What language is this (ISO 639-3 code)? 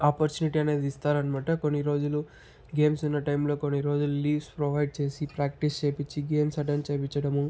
tel